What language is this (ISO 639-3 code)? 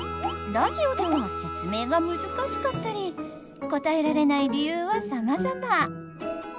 jpn